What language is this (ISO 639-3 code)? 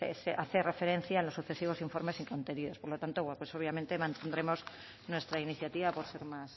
spa